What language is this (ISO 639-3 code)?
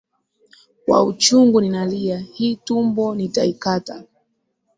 swa